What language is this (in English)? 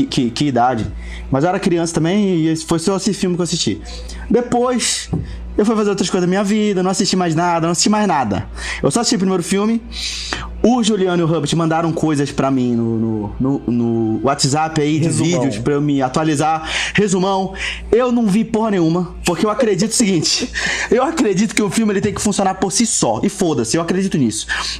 Portuguese